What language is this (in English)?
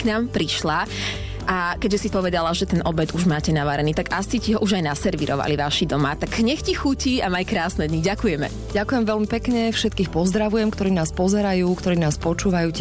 Slovak